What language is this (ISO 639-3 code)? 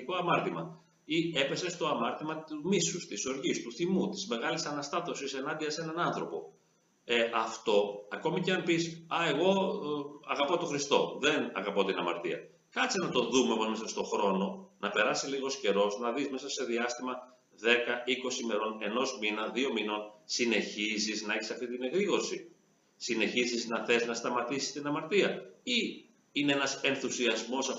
ell